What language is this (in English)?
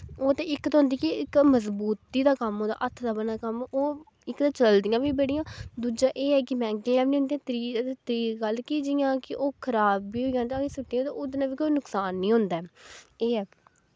Dogri